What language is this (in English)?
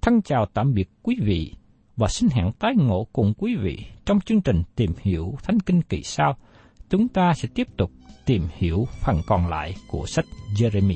Vietnamese